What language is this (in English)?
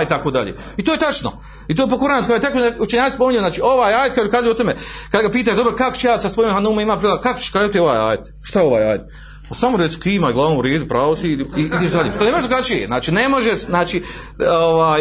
Croatian